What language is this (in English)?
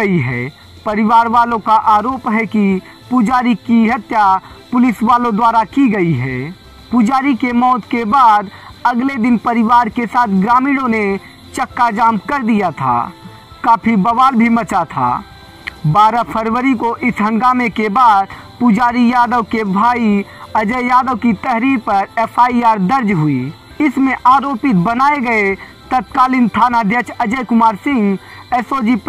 Hindi